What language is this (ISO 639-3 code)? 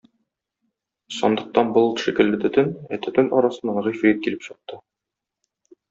tat